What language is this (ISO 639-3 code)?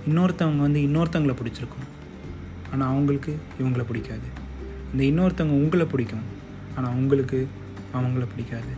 tam